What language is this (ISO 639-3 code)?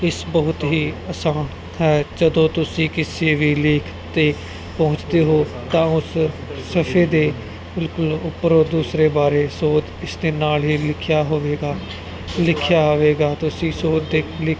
pan